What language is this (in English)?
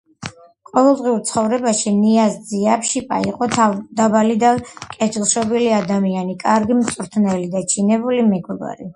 Georgian